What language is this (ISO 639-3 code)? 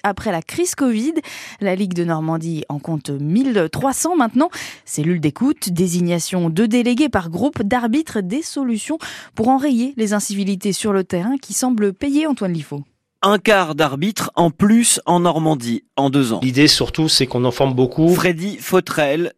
fra